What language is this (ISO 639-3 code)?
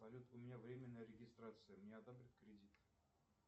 rus